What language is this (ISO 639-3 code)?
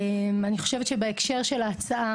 heb